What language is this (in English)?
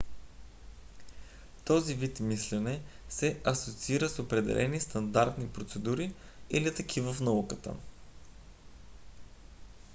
Bulgarian